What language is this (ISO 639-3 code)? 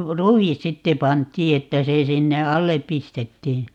fin